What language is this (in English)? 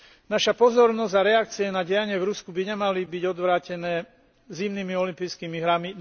Slovak